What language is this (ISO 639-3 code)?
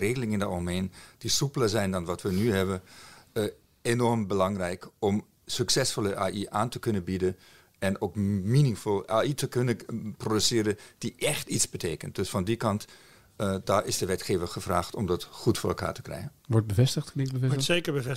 nld